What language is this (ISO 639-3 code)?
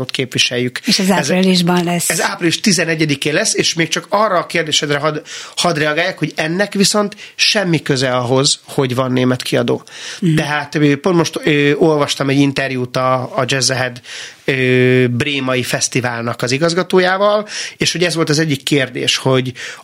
hun